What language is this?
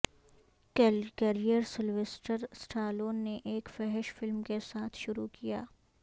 Urdu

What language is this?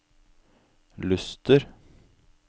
Norwegian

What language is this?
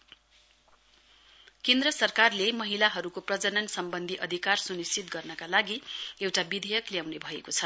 Nepali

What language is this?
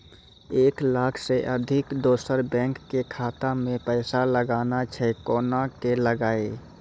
Maithili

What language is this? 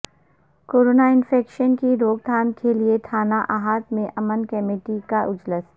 Urdu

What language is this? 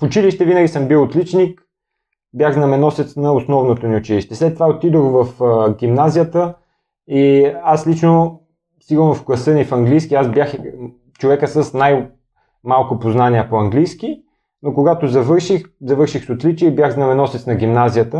Bulgarian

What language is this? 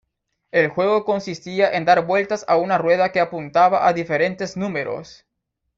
Spanish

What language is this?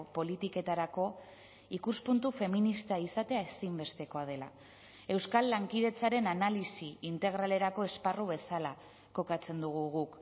Basque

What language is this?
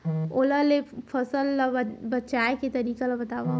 Chhattisgarhi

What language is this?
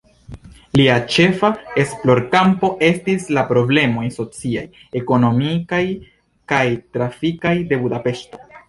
Esperanto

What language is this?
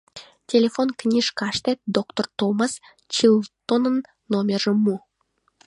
Mari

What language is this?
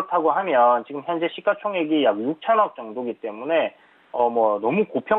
Korean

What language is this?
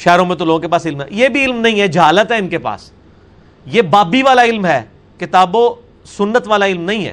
Urdu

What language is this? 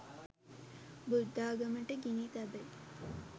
Sinhala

